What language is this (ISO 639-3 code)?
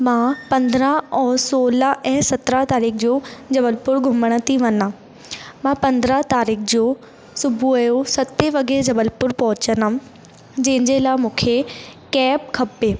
snd